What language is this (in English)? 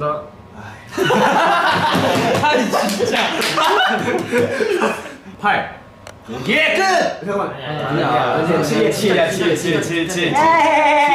Korean